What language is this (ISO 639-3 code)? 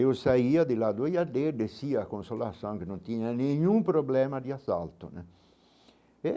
por